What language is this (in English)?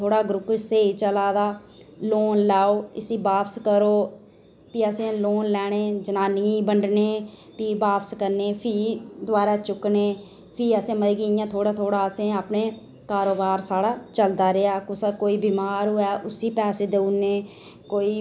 Dogri